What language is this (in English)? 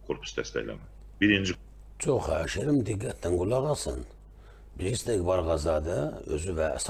Turkish